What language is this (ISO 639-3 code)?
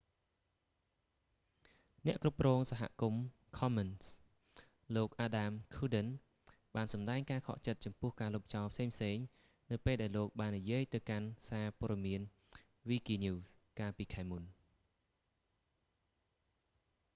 khm